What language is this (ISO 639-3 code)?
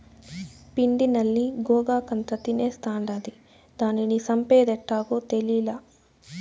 tel